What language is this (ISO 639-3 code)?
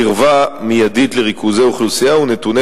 heb